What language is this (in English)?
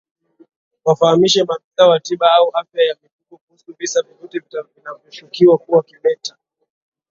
Swahili